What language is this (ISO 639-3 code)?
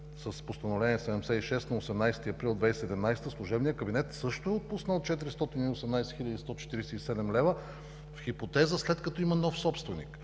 bul